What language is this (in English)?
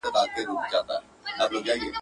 Pashto